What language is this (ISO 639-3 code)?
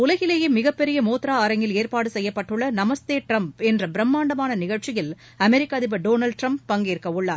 tam